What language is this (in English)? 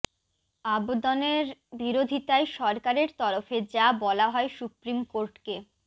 Bangla